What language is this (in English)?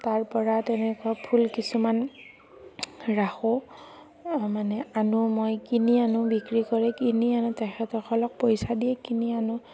Assamese